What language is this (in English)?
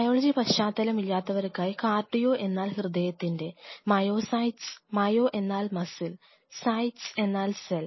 Malayalam